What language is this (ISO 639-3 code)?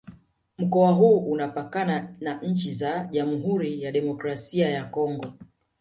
swa